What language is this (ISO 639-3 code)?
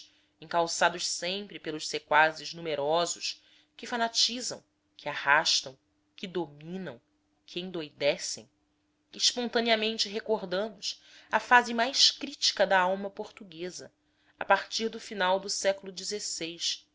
por